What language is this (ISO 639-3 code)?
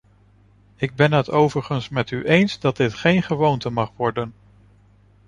nld